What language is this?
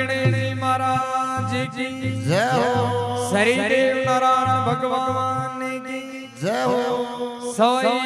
Arabic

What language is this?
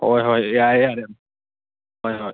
Manipuri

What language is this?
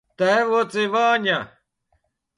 Latvian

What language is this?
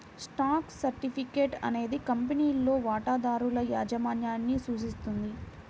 Telugu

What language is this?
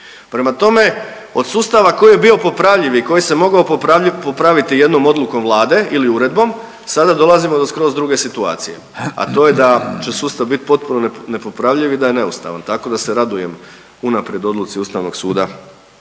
Croatian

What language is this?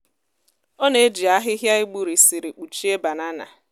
Igbo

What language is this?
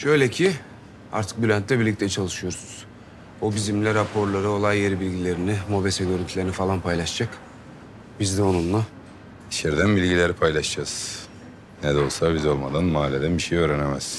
Turkish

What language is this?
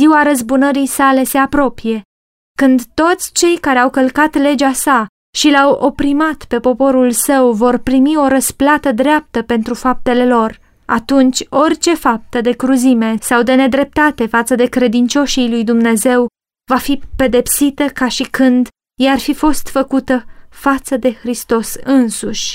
Romanian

